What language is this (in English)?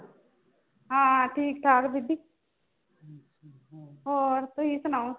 Punjabi